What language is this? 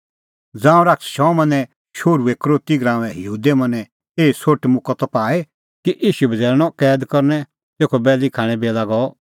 Kullu Pahari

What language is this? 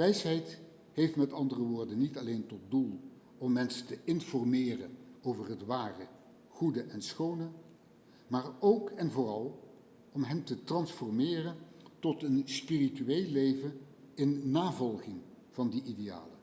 Dutch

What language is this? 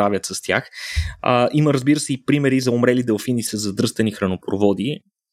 Bulgarian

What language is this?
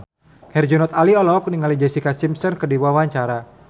Sundanese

